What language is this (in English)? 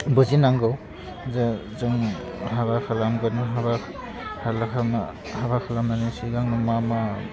Bodo